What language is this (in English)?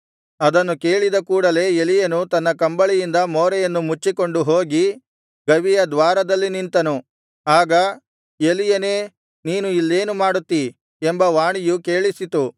Kannada